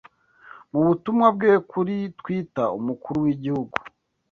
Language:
Kinyarwanda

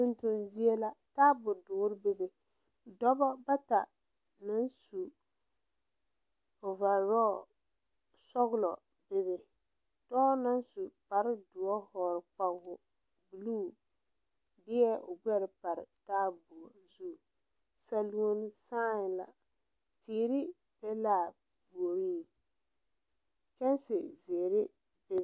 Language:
Southern Dagaare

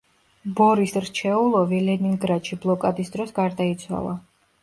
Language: Georgian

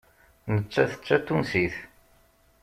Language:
Kabyle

